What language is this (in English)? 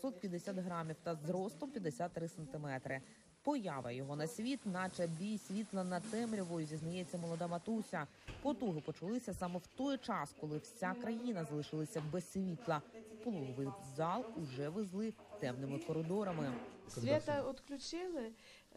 Ukrainian